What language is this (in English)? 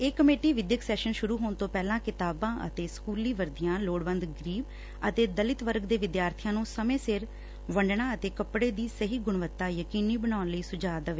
Punjabi